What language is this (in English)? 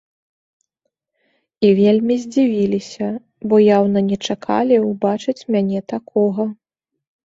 Belarusian